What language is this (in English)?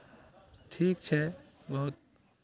Maithili